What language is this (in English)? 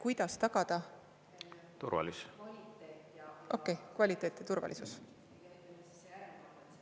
Estonian